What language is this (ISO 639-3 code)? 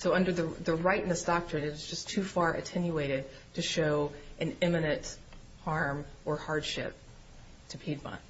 eng